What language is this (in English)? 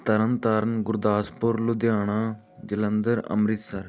Punjabi